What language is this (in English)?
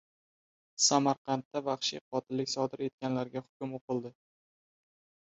Uzbek